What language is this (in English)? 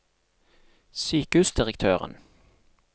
Norwegian